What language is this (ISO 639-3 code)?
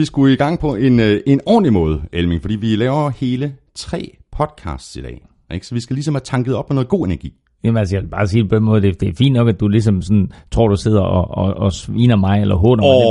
dan